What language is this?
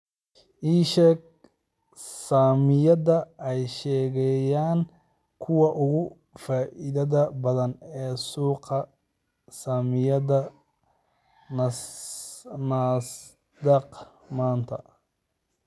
Somali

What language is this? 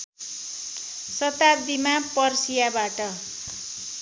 Nepali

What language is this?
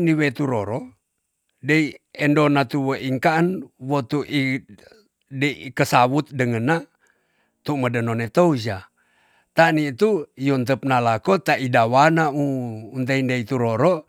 Tonsea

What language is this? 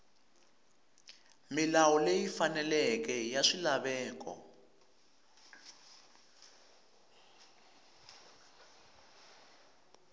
Tsonga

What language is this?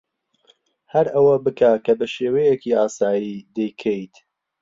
Central Kurdish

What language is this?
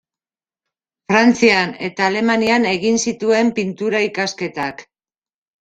Basque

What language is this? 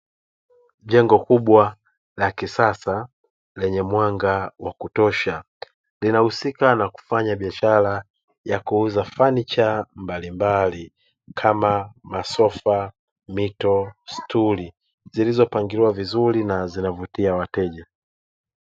Swahili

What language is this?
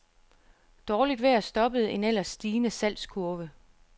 Danish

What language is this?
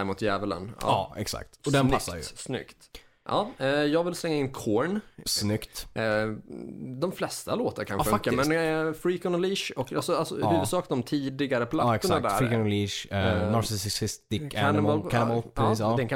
Swedish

